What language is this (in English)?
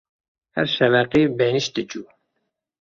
Kurdish